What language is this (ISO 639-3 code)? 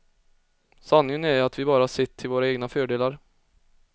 swe